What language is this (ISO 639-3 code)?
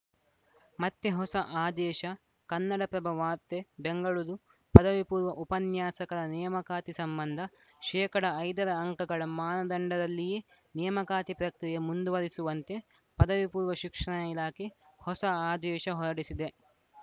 kan